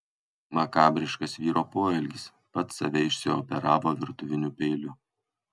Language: Lithuanian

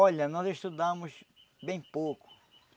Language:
Portuguese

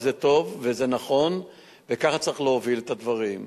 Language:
Hebrew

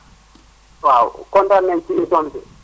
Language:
Wolof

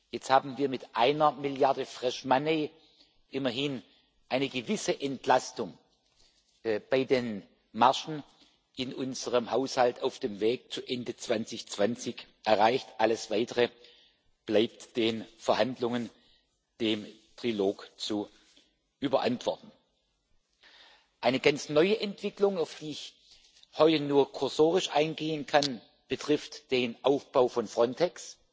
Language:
German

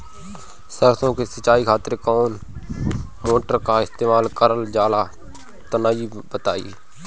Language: Bhojpuri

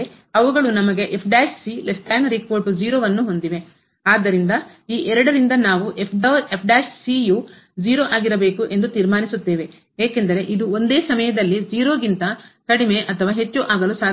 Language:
Kannada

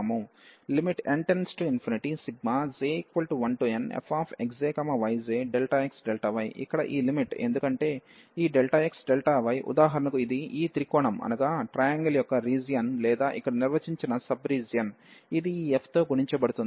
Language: Telugu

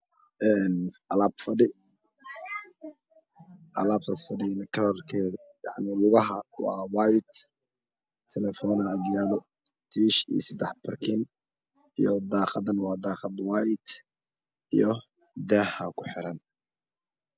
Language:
Somali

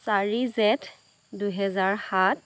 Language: Assamese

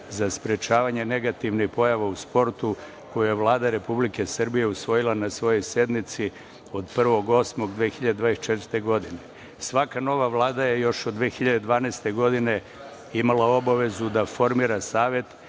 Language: Serbian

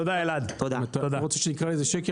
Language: Hebrew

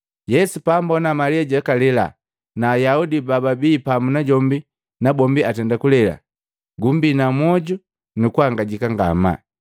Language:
Matengo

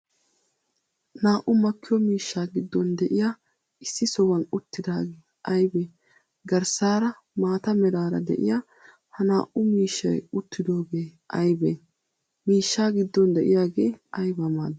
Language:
Wolaytta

